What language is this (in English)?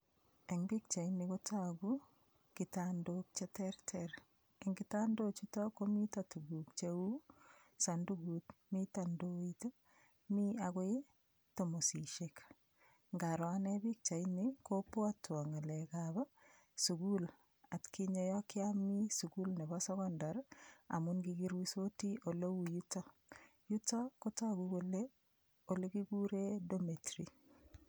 Kalenjin